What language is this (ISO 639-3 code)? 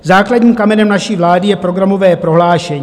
ces